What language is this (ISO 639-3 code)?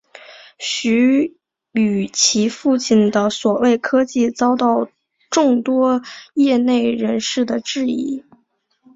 zho